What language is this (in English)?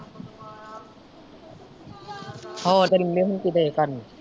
Punjabi